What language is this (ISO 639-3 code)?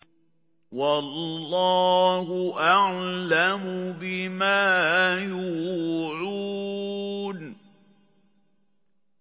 ara